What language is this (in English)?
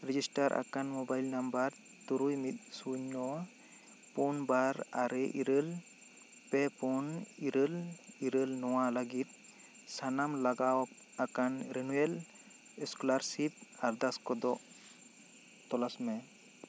Santali